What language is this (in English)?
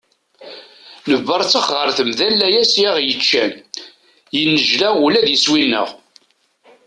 Kabyle